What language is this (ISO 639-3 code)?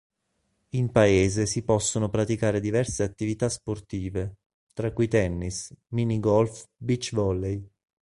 ita